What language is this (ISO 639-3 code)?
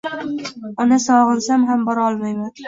uzb